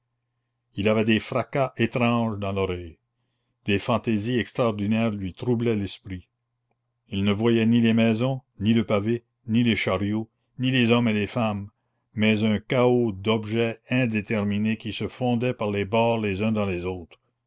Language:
French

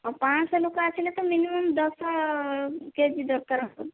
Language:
Odia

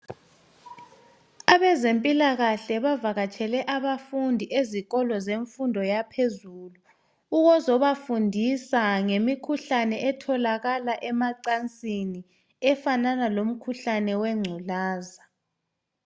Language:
North Ndebele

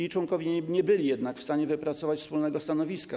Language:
Polish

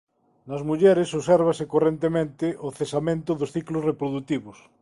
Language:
Galician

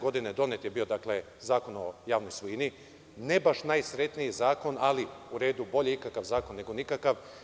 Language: Serbian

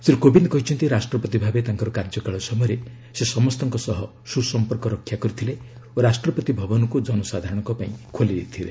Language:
Odia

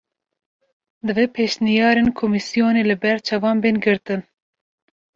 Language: Kurdish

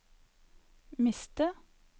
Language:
Norwegian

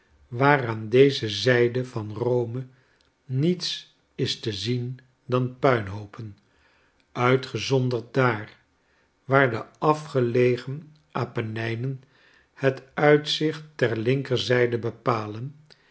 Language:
Dutch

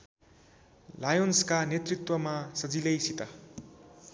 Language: Nepali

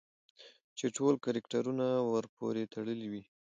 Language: Pashto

